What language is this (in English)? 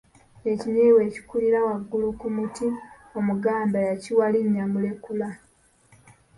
Ganda